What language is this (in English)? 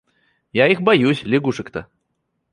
Russian